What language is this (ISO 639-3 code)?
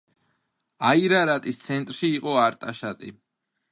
kat